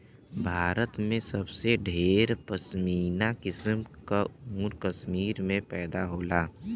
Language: Bhojpuri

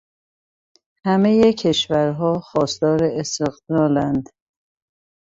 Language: Persian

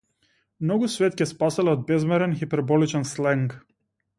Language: Macedonian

